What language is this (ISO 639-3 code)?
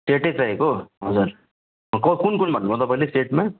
nep